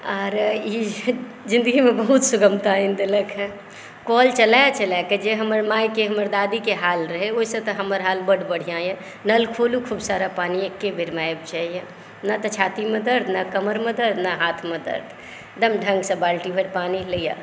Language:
Maithili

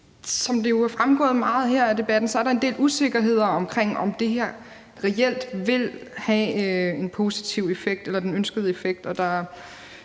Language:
Danish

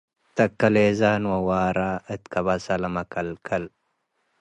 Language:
Tigre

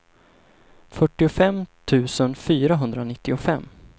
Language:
Swedish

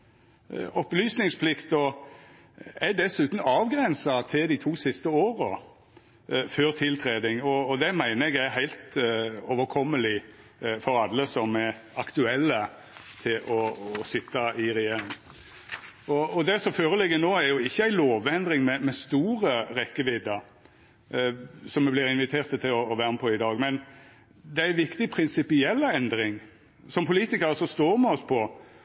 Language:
Norwegian Nynorsk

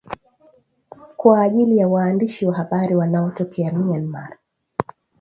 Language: Swahili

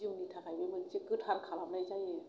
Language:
Bodo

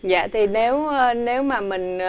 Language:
Vietnamese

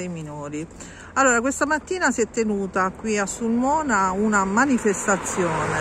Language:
Italian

